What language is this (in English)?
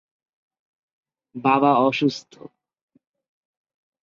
Bangla